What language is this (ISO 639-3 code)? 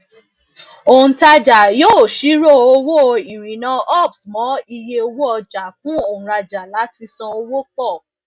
yor